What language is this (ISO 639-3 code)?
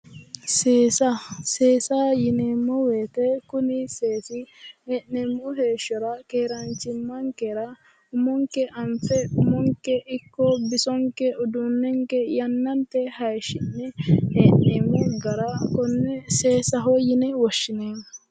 sid